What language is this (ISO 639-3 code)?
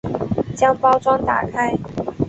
zho